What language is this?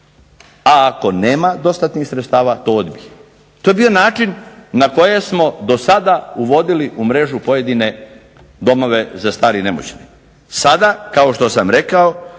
Croatian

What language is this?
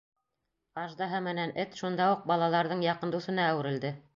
Bashkir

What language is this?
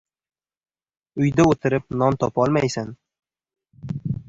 Uzbek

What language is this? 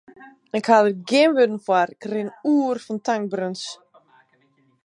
Western Frisian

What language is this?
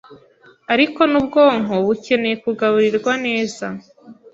Kinyarwanda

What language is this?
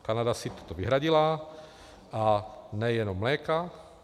Czech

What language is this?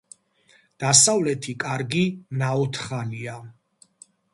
Georgian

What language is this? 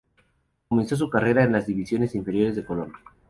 Spanish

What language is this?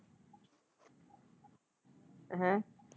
Punjabi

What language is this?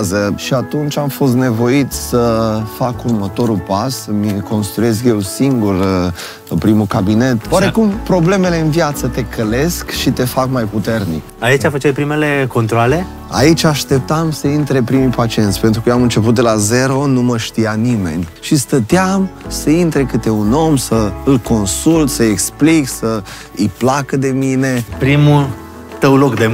Romanian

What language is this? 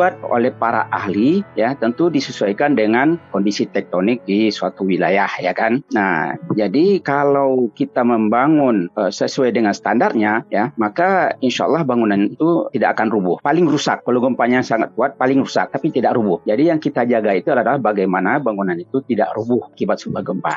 Indonesian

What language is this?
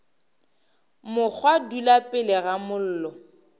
Northern Sotho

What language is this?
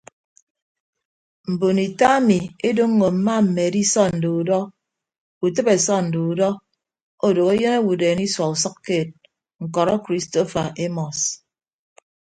Ibibio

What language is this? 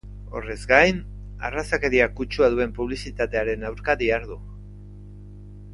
Basque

